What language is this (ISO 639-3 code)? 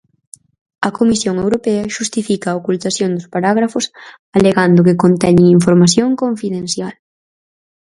glg